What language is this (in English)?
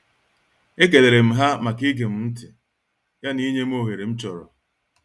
Igbo